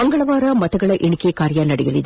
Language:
Kannada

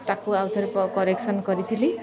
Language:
Odia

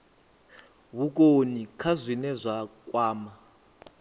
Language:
Venda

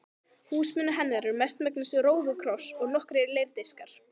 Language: Icelandic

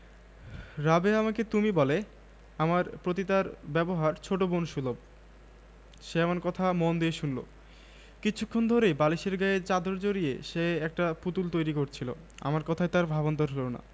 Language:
Bangla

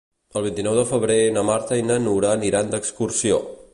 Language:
Catalan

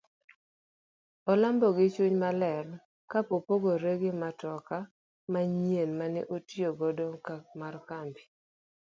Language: Luo (Kenya and Tanzania)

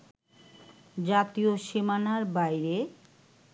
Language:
Bangla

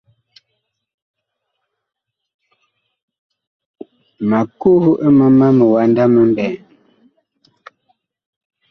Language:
Bakoko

